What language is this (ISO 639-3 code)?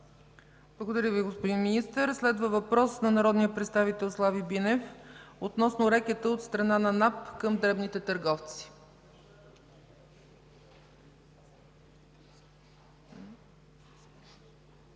bul